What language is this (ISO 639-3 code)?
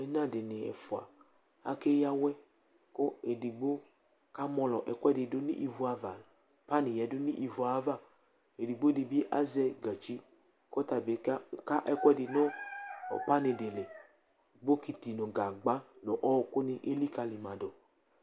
kpo